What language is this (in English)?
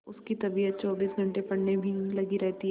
Hindi